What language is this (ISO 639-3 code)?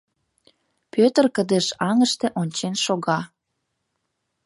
chm